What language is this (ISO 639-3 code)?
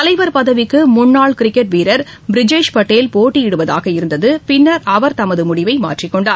tam